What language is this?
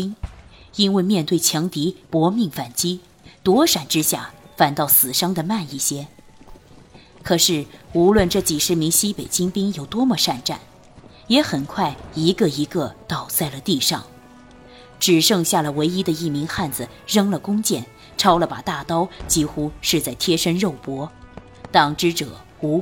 Chinese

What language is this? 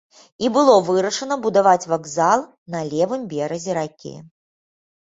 Belarusian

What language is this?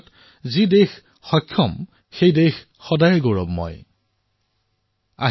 Assamese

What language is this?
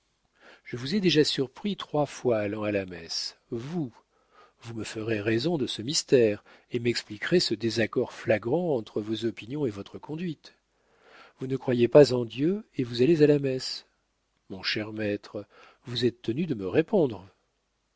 French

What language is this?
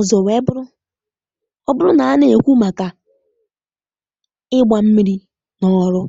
Igbo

